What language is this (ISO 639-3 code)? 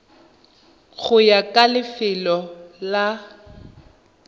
tsn